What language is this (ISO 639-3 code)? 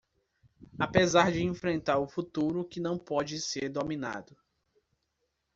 por